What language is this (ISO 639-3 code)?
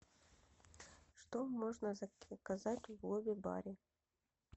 rus